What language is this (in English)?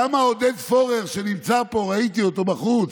Hebrew